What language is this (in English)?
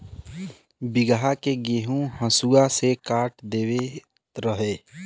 Bhojpuri